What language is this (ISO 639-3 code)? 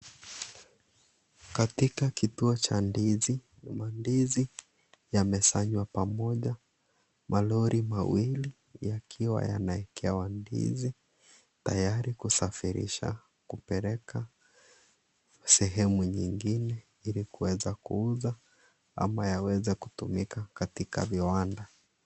swa